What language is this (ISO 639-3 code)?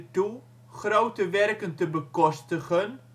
nld